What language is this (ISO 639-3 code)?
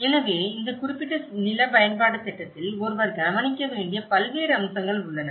tam